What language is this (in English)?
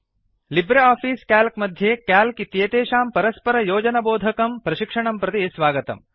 Sanskrit